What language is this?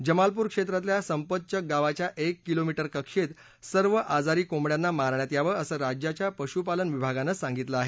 Marathi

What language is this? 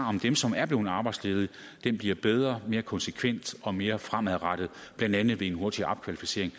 Danish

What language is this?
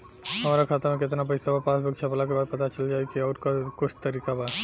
Bhojpuri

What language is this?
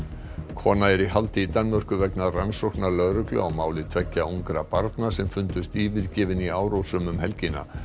Icelandic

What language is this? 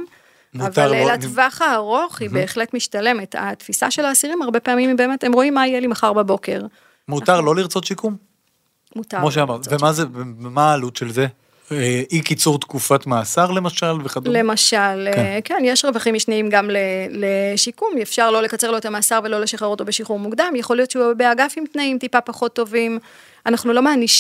Hebrew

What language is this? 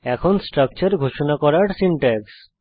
Bangla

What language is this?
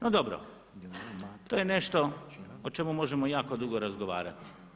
Croatian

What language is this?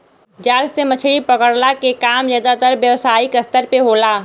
Bhojpuri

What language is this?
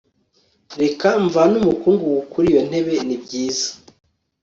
Kinyarwanda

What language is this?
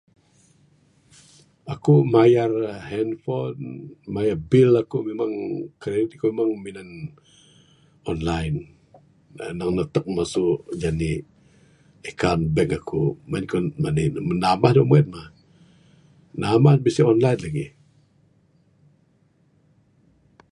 Bukar-Sadung Bidayuh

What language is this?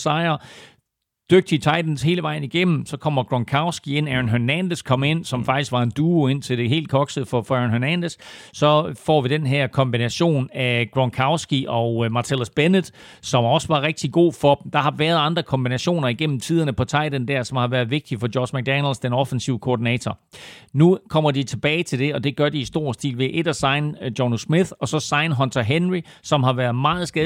Danish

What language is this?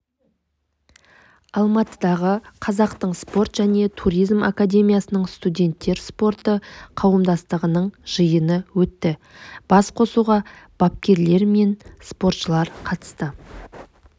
Kazakh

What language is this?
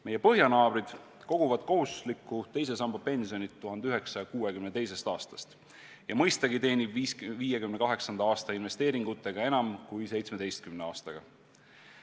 Estonian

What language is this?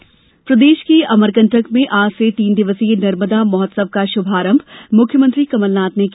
Hindi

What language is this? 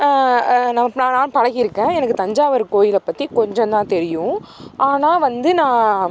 Tamil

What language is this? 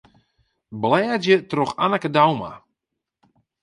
Western Frisian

